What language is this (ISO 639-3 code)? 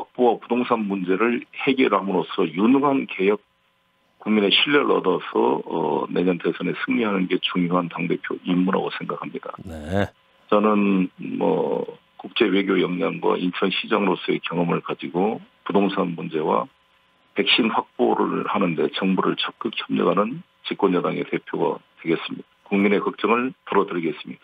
kor